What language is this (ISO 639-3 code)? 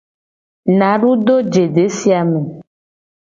gej